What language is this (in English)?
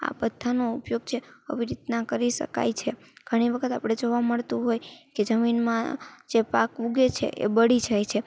Gujarati